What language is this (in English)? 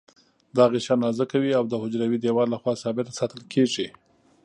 Pashto